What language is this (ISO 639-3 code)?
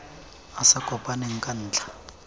tsn